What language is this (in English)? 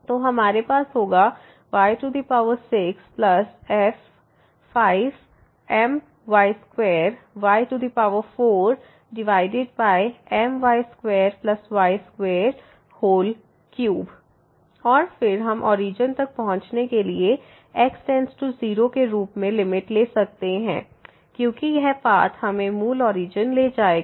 Hindi